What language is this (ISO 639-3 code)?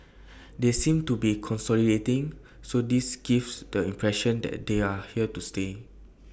eng